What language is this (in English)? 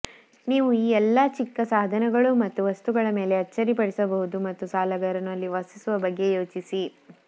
Kannada